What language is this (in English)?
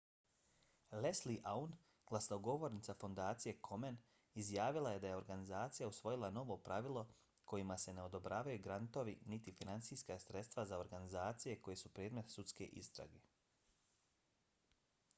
Bosnian